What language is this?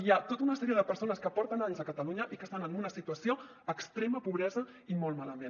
Catalan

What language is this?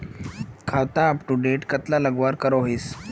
Magahi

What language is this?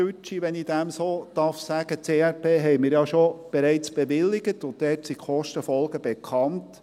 Swiss German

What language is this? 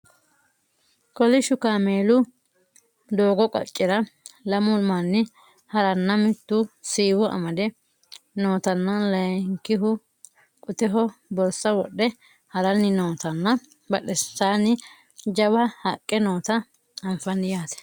Sidamo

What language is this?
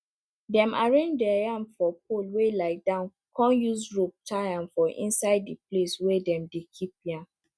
Nigerian Pidgin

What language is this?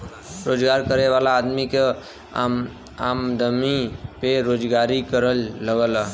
Bhojpuri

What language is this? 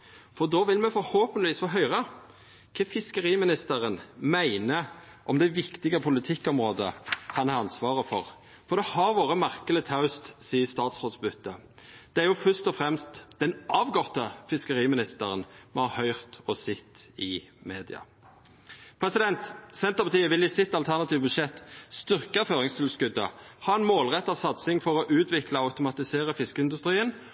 Norwegian Nynorsk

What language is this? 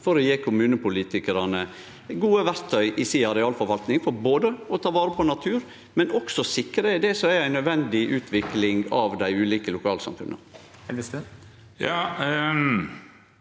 Norwegian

